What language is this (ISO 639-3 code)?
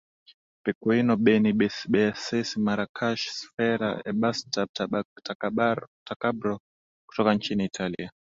swa